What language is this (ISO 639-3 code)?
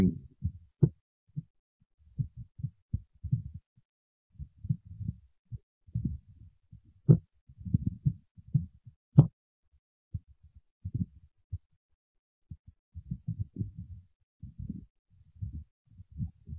mal